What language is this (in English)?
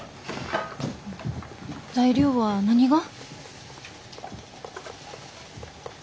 Japanese